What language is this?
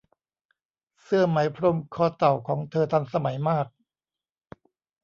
Thai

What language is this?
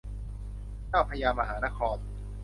Thai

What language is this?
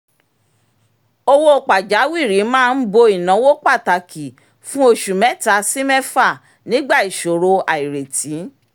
Yoruba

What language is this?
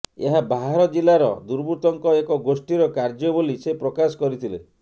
Odia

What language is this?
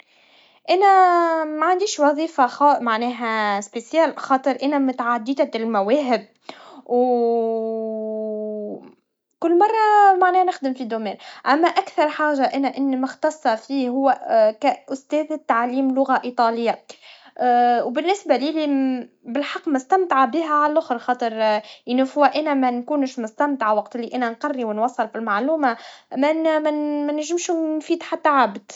Tunisian Arabic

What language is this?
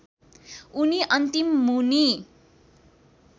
Nepali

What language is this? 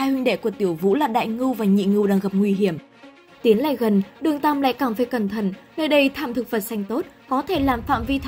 Vietnamese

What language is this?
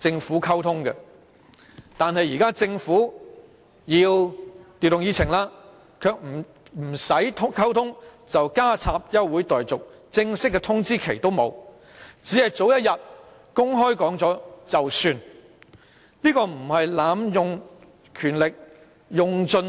Cantonese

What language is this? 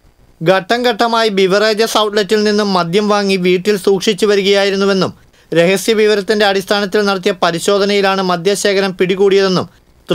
Malayalam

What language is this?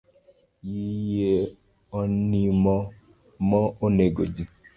Luo (Kenya and Tanzania)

